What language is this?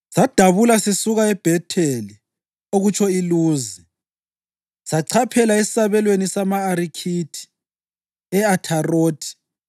North Ndebele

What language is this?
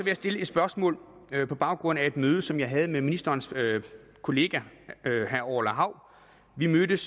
Danish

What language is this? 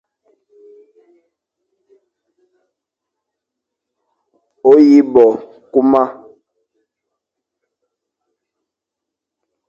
Fang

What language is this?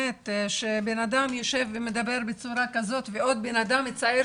Hebrew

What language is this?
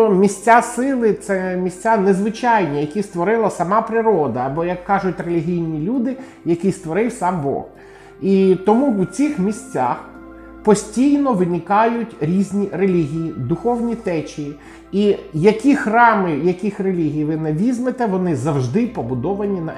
Ukrainian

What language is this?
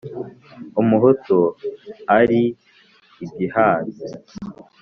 Kinyarwanda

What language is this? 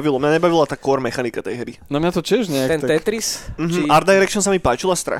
Slovak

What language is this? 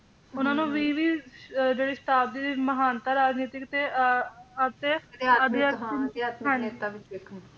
Punjabi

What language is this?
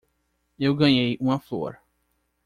Portuguese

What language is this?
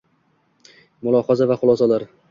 Uzbek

